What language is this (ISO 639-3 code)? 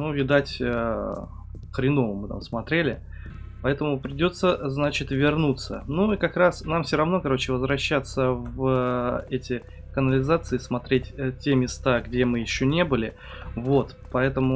rus